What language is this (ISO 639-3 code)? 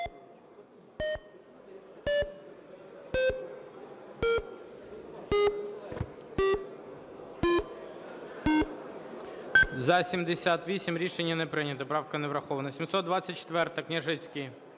ukr